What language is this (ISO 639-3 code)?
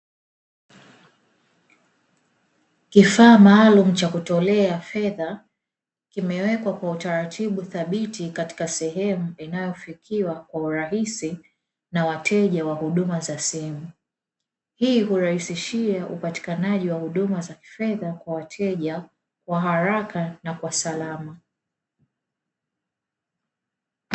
swa